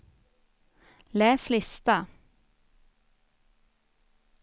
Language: Swedish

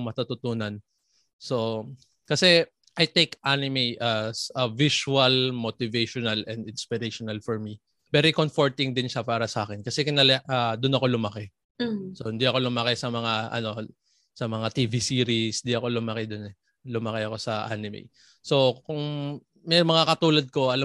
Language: Filipino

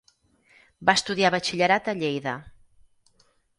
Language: Catalan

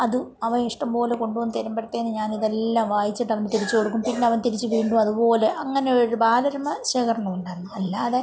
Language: Malayalam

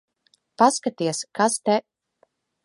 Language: Latvian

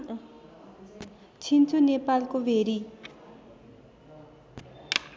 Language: Nepali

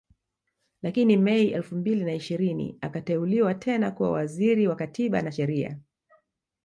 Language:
Swahili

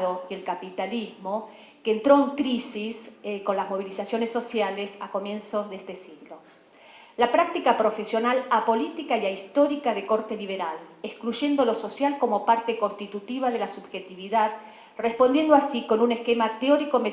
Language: Spanish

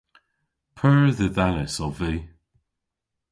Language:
Cornish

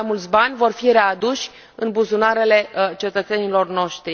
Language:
Romanian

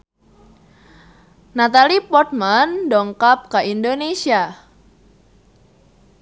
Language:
Sundanese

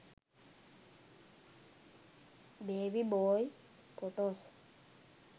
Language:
Sinhala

